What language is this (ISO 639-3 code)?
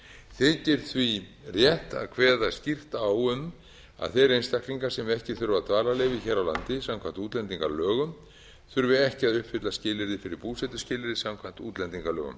isl